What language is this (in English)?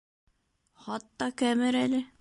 Bashkir